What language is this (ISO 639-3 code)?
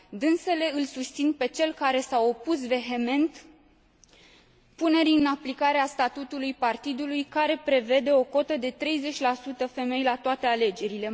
ron